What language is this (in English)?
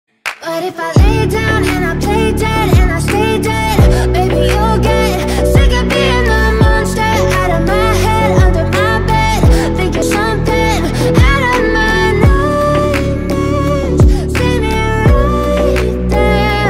Spanish